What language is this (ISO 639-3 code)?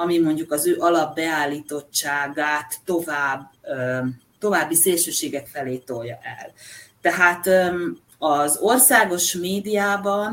hun